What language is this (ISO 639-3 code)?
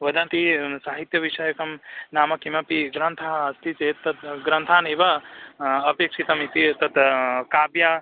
san